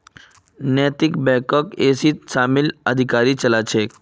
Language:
Magahi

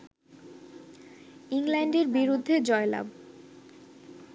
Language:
Bangla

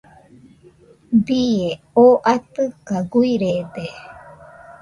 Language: Nüpode Huitoto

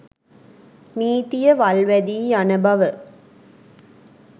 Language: Sinhala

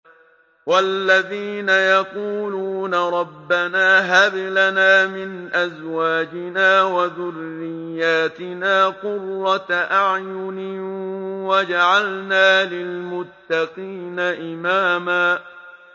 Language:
Arabic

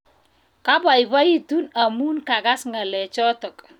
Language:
Kalenjin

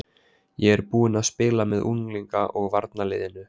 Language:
Icelandic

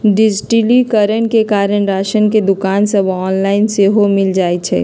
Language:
Magahi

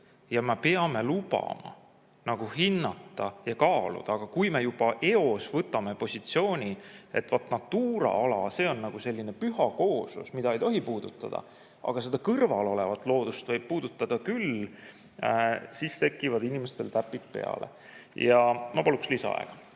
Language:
Estonian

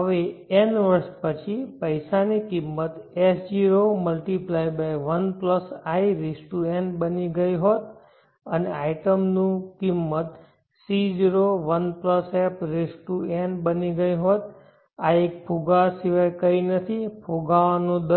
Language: Gujarati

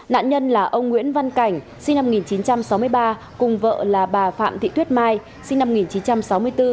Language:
Vietnamese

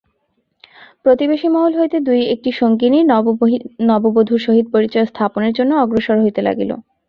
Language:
Bangla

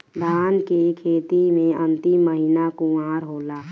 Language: Bhojpuri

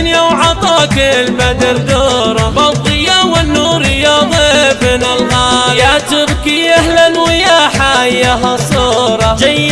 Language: Arabic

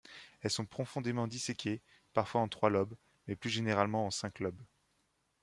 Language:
French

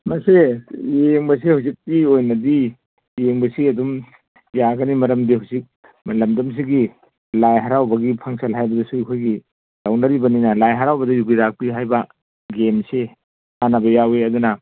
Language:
Manipuri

